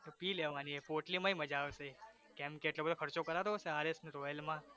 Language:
Gujarati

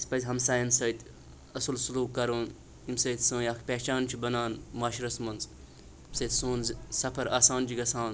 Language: Kashmiri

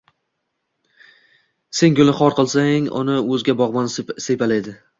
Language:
Uzbek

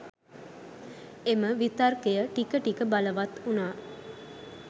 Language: Sinhala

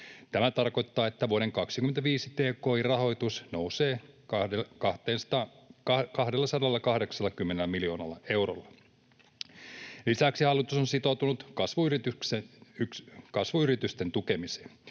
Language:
Finnish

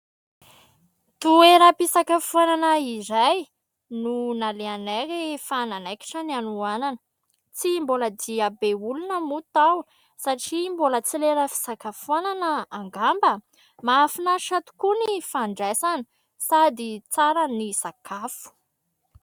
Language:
Malagasy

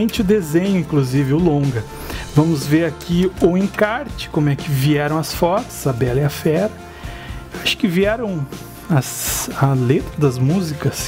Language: Portuguese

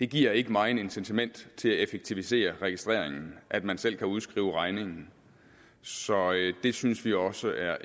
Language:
Danish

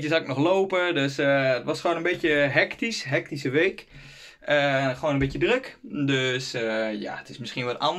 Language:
Dutch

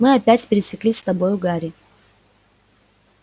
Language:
Russian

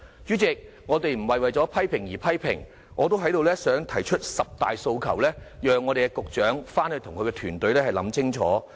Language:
Cantonese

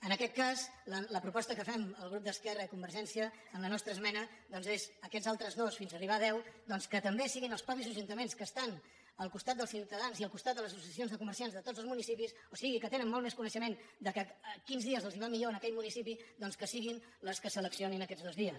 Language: Catalan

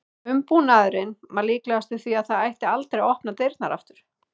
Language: Icelandic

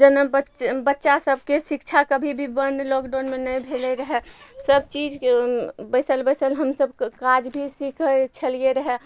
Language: Maithili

